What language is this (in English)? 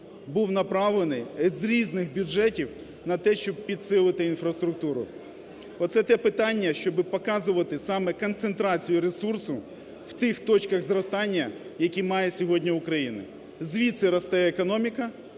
Ukrainian